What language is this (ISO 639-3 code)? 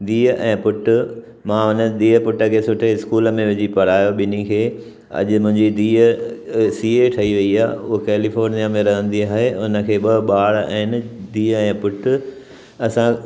snd